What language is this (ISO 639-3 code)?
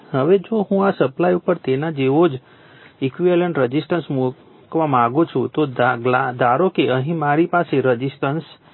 guj